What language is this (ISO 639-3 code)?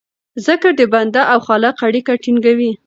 pus